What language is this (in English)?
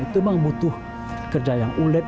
Indonesian